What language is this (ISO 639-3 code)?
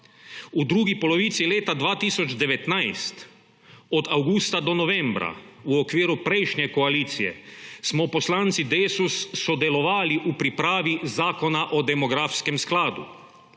slv